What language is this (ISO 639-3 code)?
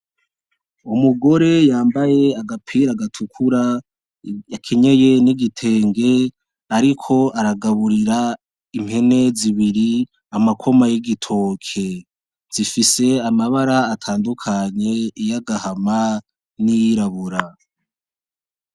run